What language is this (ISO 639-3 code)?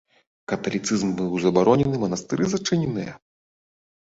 bel